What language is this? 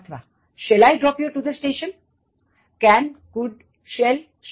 Gujarati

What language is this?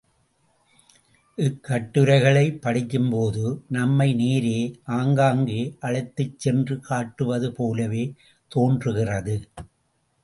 Tamil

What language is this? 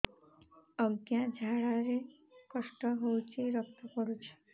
Odia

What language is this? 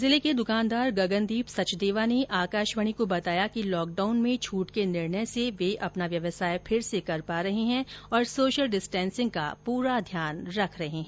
Hindi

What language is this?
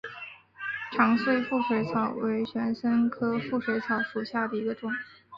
Chinese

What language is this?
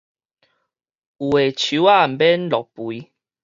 Min Nan Chinese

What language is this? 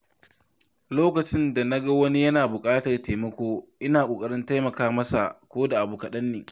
Hausa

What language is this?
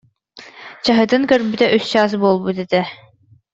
Yakut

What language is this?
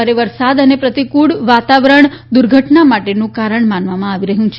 Gujarati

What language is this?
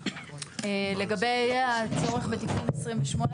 Hebrew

